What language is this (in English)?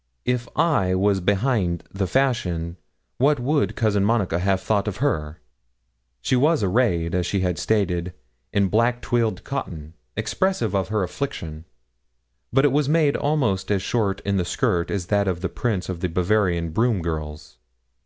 English